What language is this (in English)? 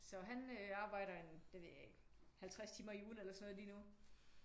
Danish